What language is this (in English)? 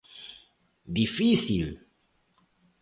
Galician